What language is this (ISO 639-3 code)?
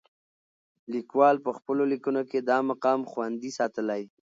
pus